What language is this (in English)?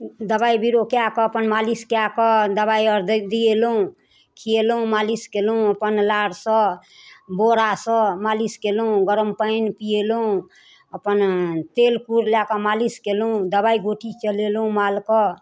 Maithili